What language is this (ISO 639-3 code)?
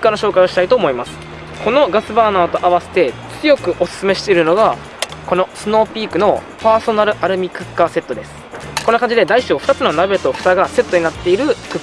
jpn